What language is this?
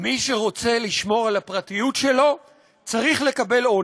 Hebrew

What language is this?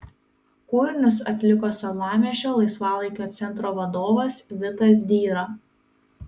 Lithuanian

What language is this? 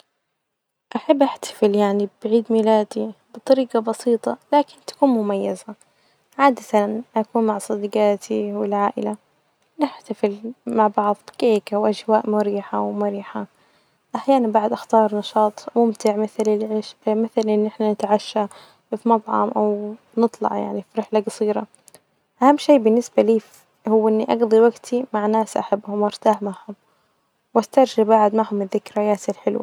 Najdi Arabic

